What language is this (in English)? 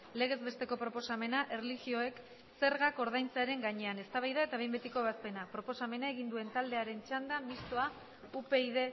Basque